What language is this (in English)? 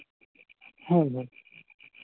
Santali